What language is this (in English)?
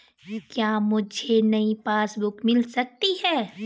Hindi